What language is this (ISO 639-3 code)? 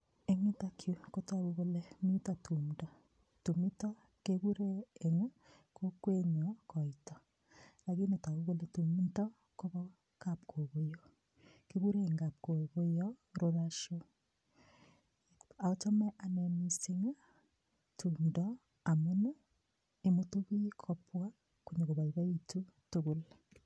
kln